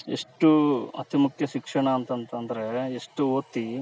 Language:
Kannada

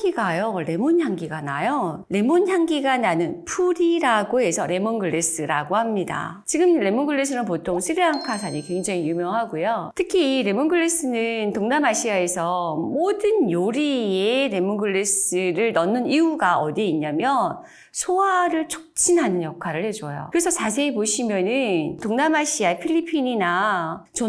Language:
Korean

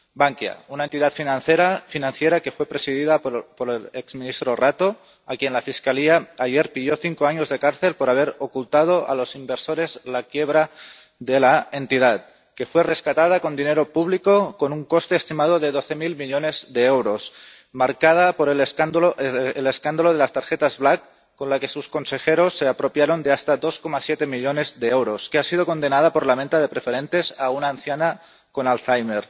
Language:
Spanish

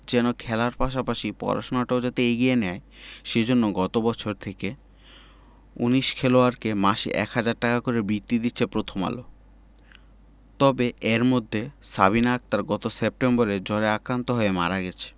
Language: Bangla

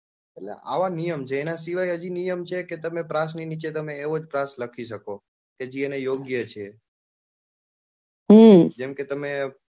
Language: Gujarati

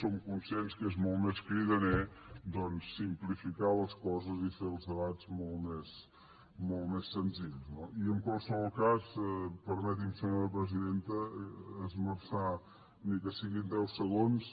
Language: Catalan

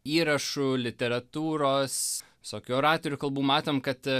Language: Lithuanian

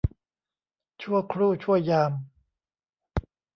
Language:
Thai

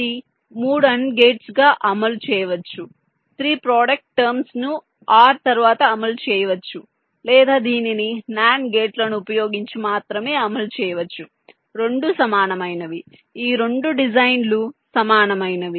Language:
Telugu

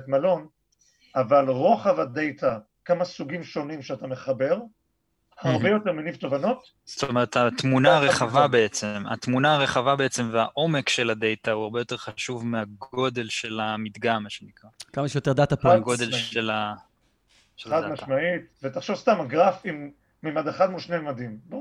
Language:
Hebrew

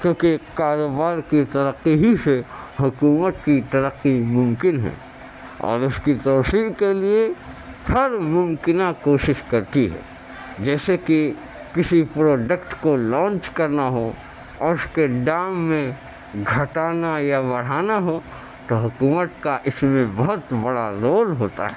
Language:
Urdu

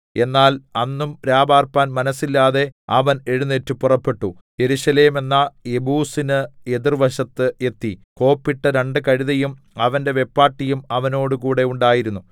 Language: Malayalam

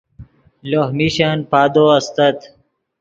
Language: Yidgha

